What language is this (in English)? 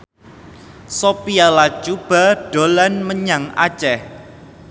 Javanese